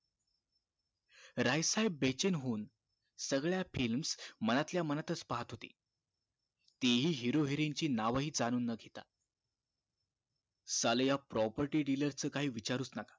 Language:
Marathi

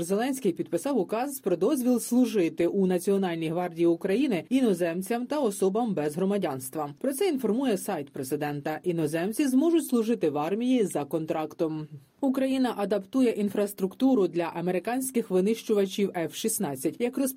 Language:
Ukrainian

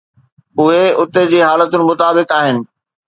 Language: Sindhi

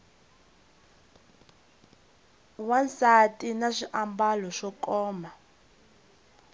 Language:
Tsonga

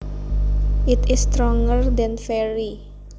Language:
Javanese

